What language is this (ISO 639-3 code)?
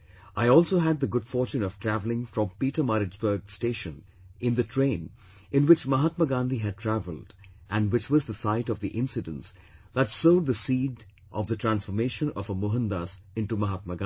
eng